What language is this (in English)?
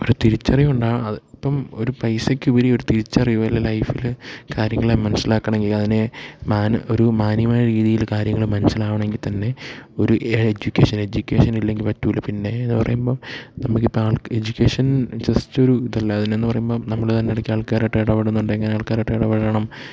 Malayalam